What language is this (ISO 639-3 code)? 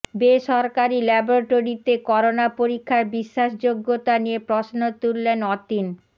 ben